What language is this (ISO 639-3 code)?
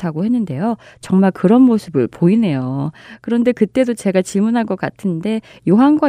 kor